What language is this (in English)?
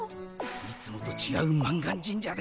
Japanese